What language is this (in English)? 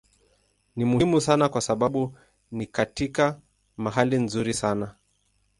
Swahili